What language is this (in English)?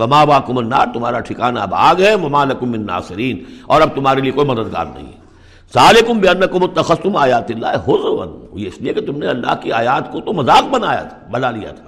Urdu